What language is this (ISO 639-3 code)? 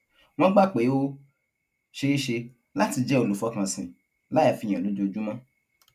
yor